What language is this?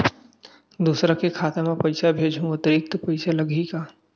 Chhattisgarhi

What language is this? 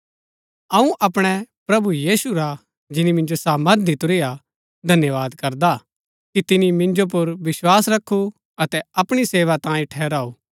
Gaddi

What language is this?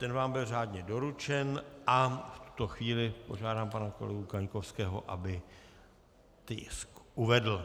Czech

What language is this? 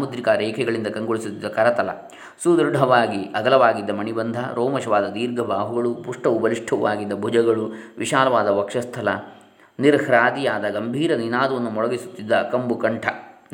Kannada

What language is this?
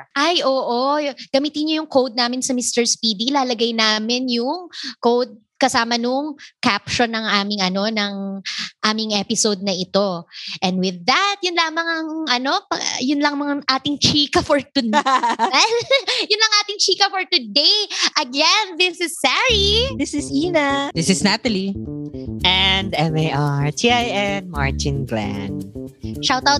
Filipino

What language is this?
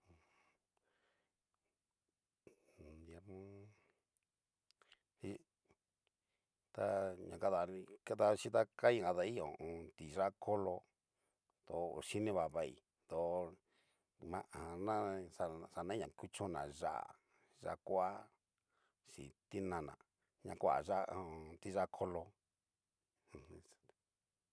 Cacaloxtepec Mixtec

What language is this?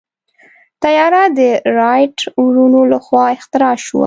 Pashto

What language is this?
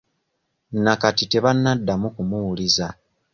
Ganda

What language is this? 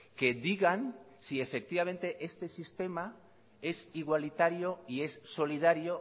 Spanish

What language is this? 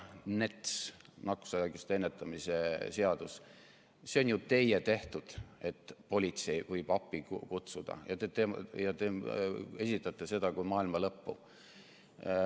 Estonian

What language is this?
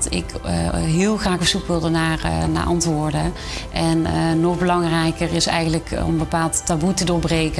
Dutch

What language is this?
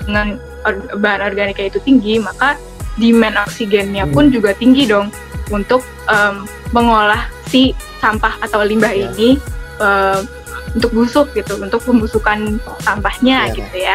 Indonesian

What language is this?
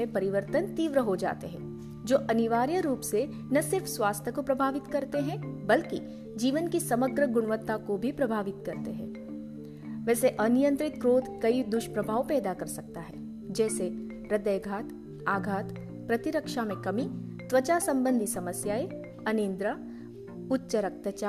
Hindi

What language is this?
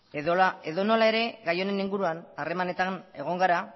Basque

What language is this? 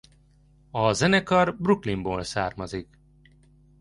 Hungarian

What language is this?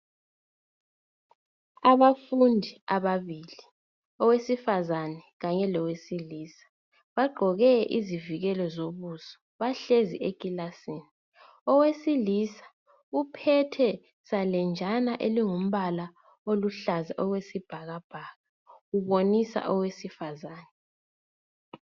North Ndebele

